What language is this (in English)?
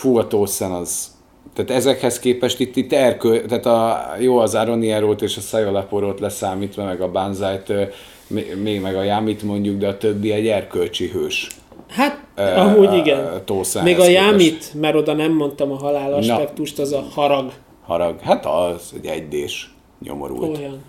Hungarian